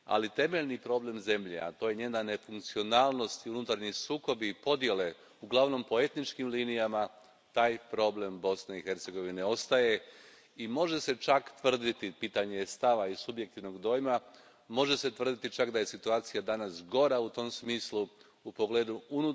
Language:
Croatian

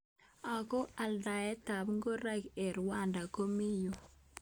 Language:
Kalenjin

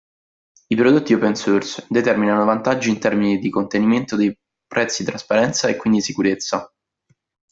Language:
Italian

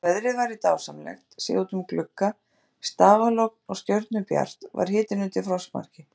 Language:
Icelandic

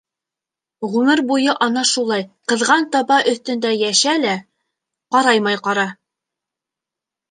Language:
Bashkir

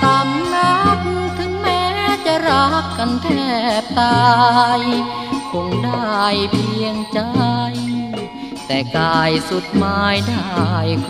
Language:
Thai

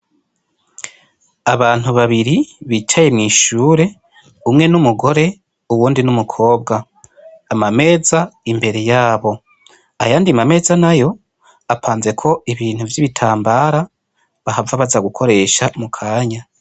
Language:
Rundi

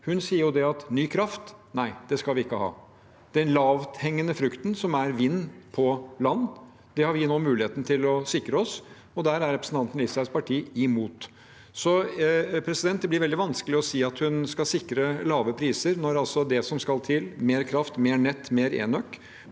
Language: Norwegian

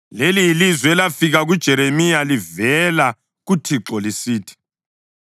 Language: North Ndebele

